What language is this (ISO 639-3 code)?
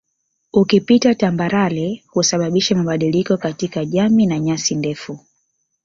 swa